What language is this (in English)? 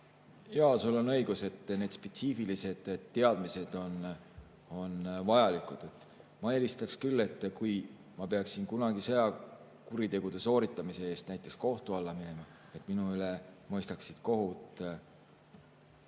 Estonian